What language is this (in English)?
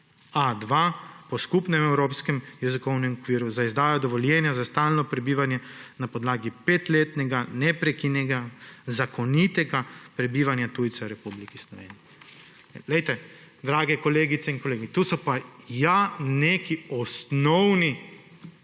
Slovenian